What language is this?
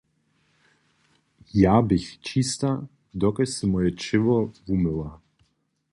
Upper Sorbian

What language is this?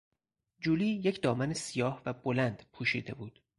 Persian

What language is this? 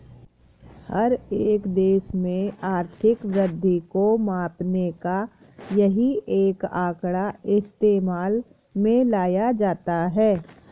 Hindi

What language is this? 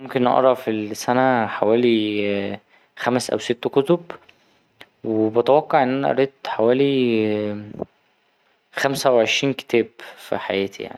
Egyptian Arabic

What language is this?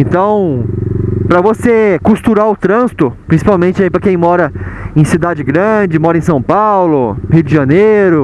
Portuguese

